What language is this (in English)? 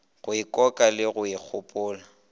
Northern Sotho